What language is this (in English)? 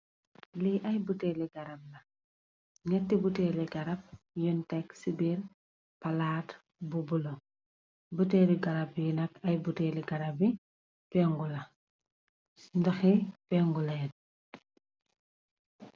Wolof